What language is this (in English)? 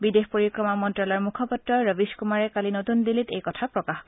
Assamese